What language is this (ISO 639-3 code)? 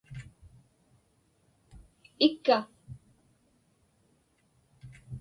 ipk